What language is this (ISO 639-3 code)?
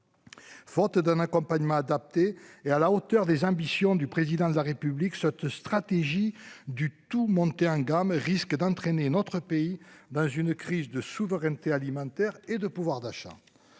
fra